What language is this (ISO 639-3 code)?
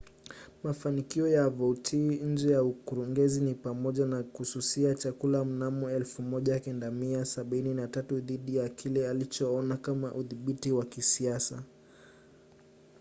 swa